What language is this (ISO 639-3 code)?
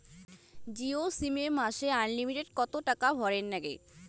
ben